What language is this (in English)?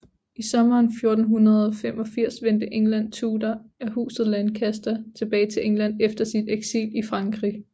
Danish